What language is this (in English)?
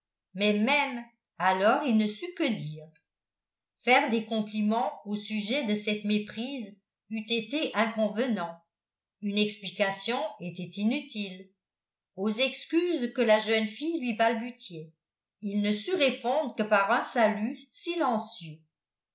French